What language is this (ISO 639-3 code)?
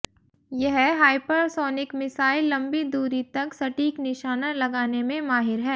hin